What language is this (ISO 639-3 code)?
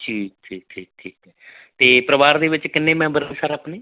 pan